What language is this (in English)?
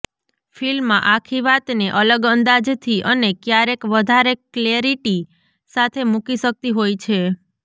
Gujarati